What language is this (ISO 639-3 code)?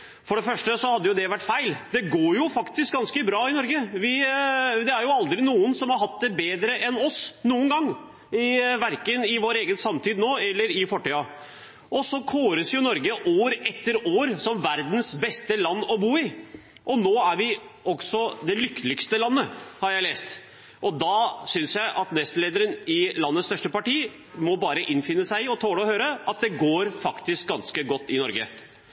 nob